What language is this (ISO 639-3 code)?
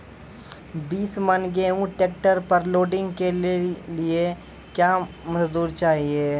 mai